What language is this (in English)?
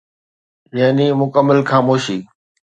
Sindhi